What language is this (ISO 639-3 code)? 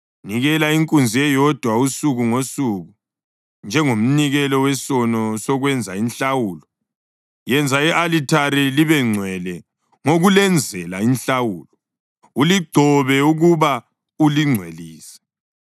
nde